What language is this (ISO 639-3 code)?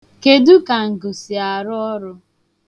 ibo